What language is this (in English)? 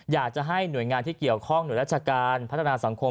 Thai